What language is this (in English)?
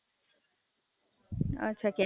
Gujarati